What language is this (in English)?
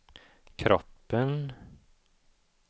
Swedish